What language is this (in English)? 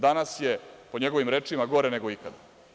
Serbian